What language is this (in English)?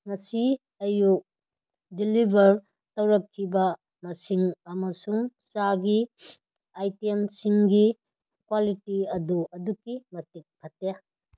Manipuri